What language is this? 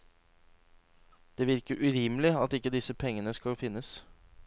Norwegian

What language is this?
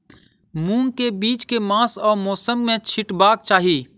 Maithili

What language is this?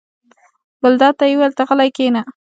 Pashto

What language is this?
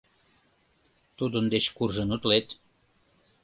Mari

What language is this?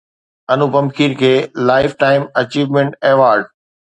Sindhi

